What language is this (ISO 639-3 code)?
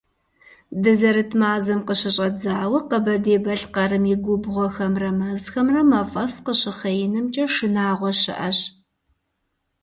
kbd